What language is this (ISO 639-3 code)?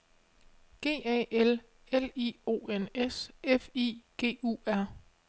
dan